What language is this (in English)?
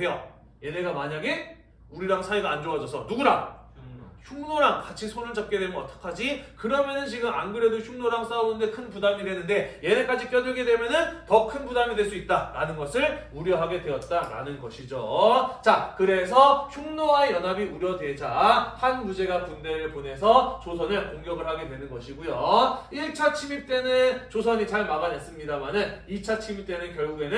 Korean